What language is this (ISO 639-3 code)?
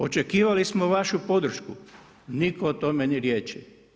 hrv